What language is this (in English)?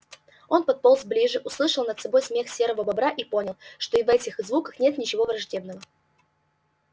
Russian